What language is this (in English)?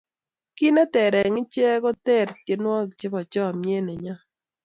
Kalenjin